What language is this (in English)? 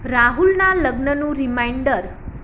Gujarati